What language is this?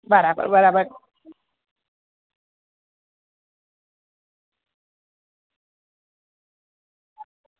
Gujarati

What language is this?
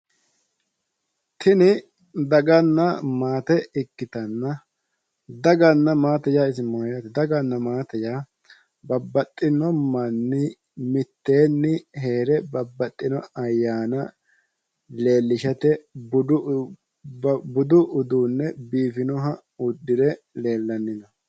Sidamo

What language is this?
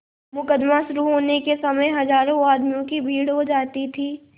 Hindi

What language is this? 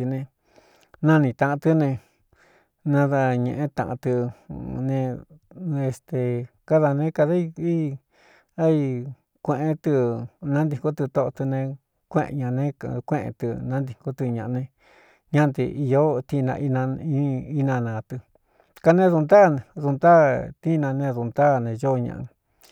Cuyamecalco Mixtec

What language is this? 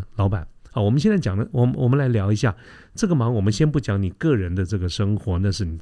Chinese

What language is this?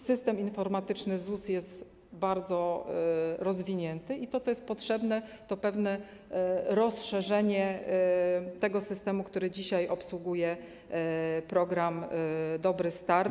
Polish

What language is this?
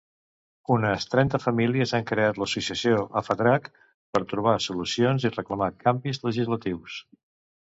Catalan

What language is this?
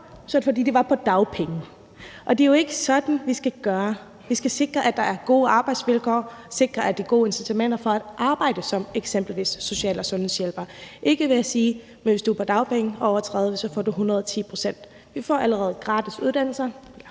Danish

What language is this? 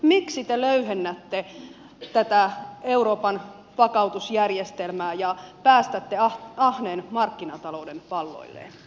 Finnish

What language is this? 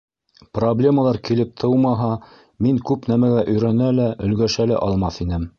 Bashkir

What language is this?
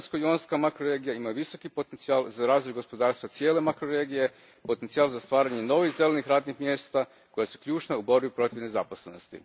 Croatian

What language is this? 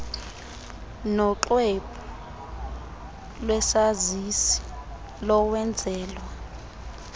Xhosa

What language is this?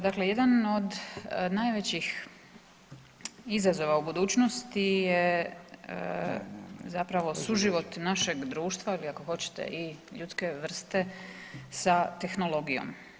Croatian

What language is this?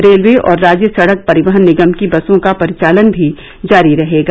Hindi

